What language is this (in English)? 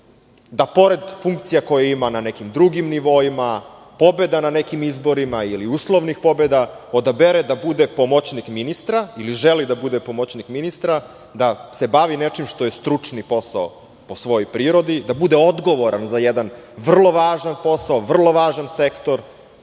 Serbian